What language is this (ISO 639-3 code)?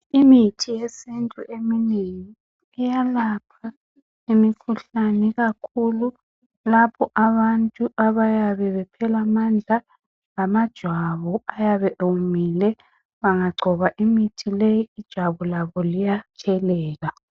nde